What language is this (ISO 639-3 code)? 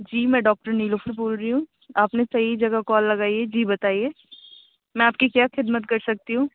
urd